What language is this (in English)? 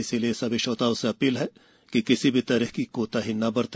Hindi